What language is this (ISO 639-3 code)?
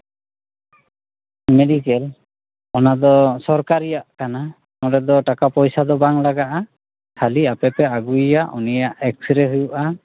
sat